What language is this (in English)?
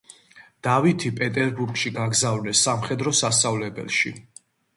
Georgian